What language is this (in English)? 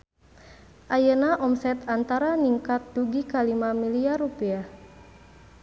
Sundanese